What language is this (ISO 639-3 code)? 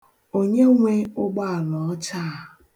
ibo